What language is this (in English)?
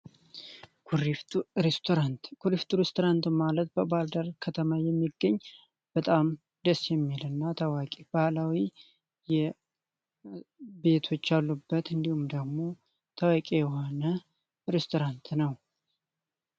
Amharic